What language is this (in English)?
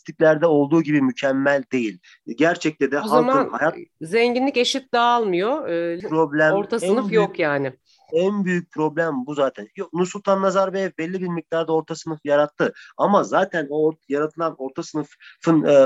Turkish